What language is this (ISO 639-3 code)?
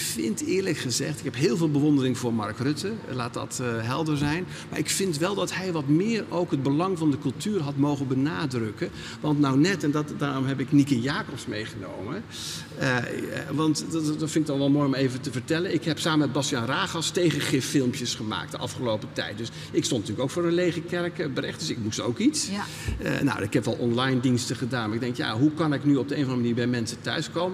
nld